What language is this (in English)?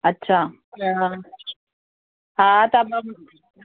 Sindhi